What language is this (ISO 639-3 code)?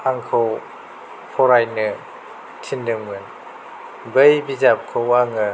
brx